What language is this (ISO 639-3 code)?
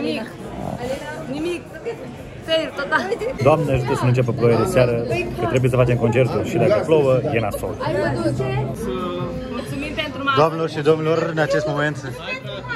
ron